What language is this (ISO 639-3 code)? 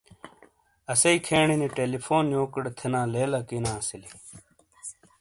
scl